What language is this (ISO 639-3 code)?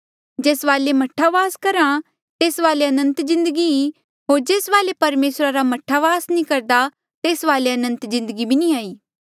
mjl